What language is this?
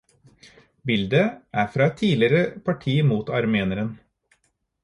Norwegian Bokmål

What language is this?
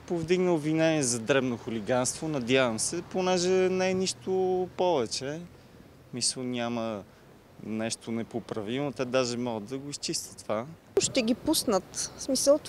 Bulgarian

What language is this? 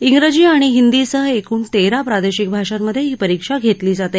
Marathi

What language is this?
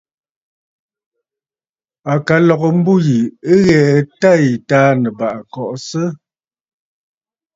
Bafut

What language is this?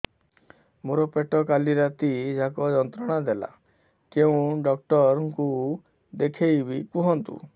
Odia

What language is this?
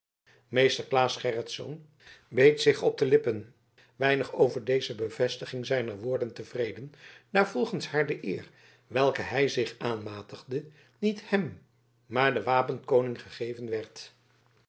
Dutch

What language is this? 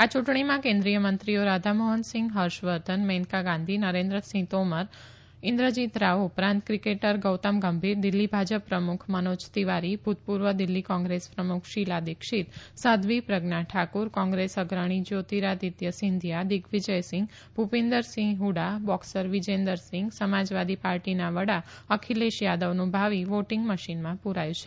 Gujarati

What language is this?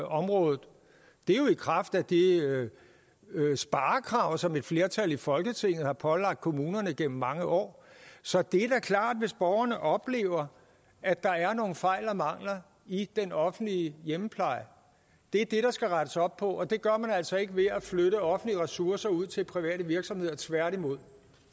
Danish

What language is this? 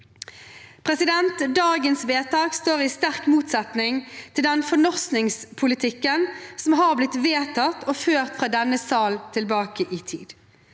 Norwegian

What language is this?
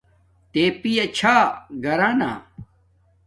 Domaaki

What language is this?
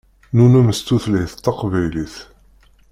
Kabyle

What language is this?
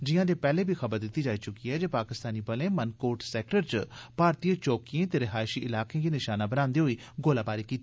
Dogri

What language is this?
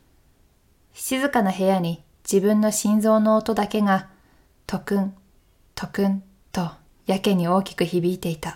Japanese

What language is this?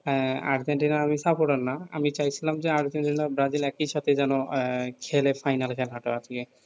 Bangla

